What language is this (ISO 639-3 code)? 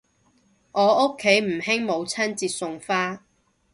yue